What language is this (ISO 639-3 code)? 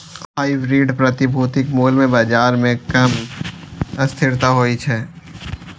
mai